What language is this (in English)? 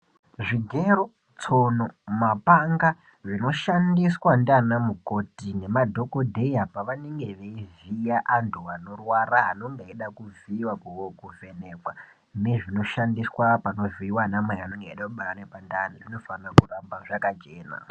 Ndau